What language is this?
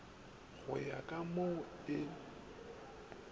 Northern Sotho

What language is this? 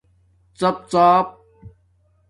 Domaaki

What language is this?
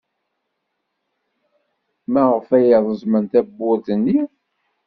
Kabyle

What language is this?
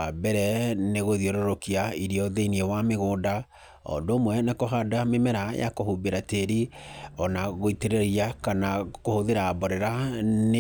Kikuyu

